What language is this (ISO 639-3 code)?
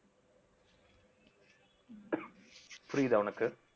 tam